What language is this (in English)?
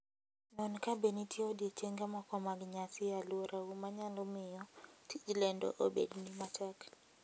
Luo (Kenya and Tanzania)